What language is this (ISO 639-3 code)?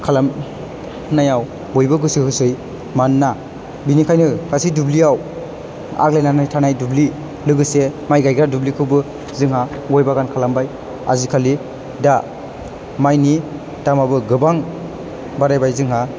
brx